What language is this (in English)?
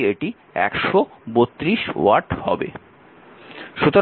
Bangla